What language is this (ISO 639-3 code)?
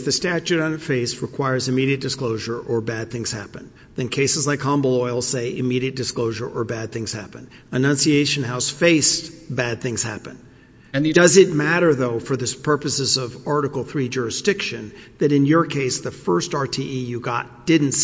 eng